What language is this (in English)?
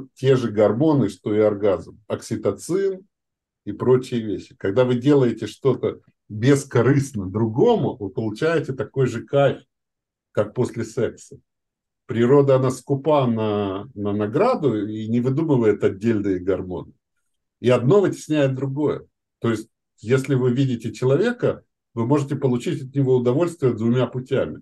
Russian